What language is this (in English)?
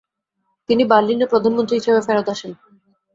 Bangla